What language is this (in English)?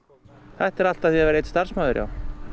Icelandic